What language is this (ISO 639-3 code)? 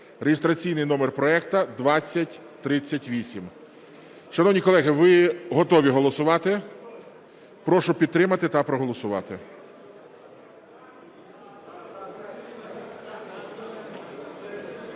ukr